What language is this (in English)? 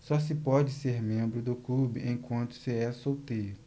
Portuguese